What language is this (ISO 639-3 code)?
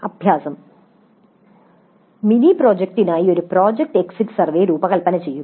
mal